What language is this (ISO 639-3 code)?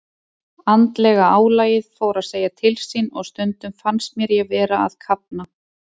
isl